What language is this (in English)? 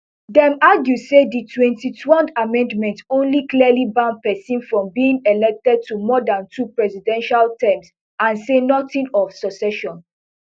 Nigerian Pidgin